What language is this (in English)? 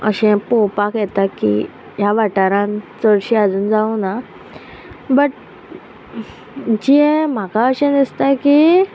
Konkani